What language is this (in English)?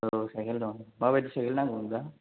Bodo